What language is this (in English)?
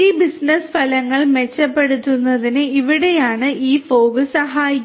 Malayalam